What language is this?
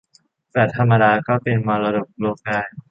Thai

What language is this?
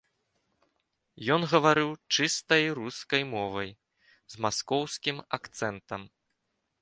Belarusian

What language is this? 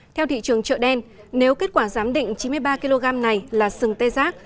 Vietnamese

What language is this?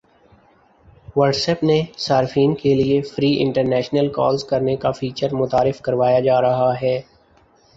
Urdu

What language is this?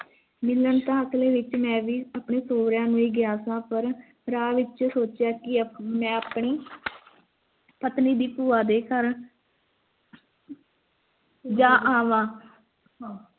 Punjabi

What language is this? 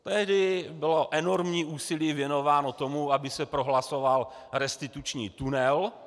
Czech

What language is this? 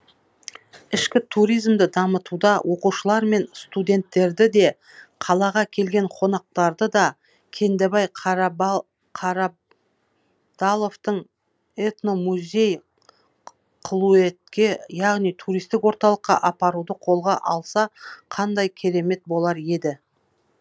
Kazakh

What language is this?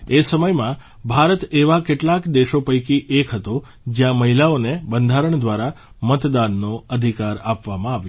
Gujarati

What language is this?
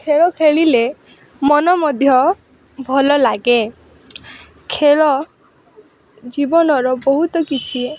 Odia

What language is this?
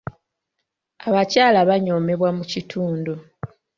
Ganda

